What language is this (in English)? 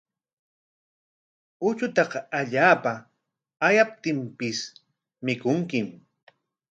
Corongo Ancash Quechua